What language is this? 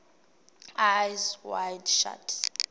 Xhosa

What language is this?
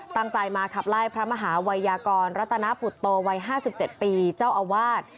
Thai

